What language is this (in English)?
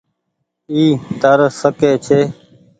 Goaria